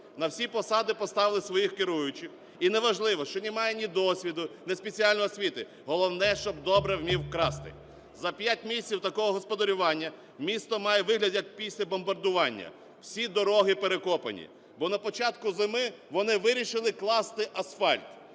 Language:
Ukrainian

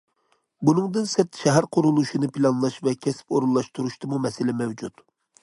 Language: Uyghur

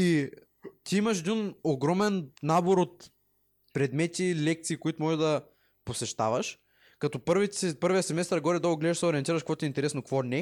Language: Bulgarian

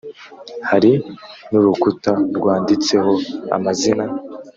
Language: Kinyarwanda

